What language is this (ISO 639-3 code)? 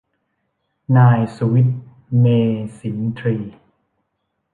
tha